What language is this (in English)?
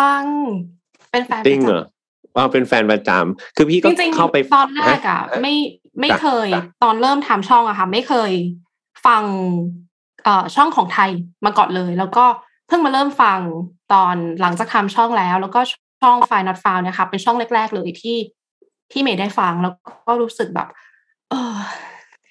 Thai